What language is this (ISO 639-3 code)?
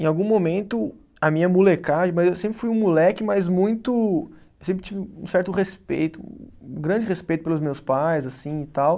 por